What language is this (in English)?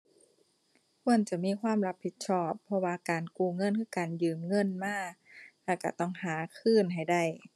Thai